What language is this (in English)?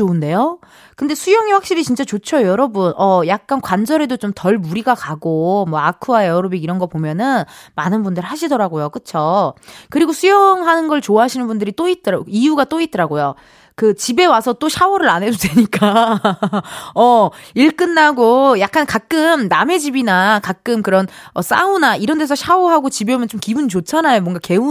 Korean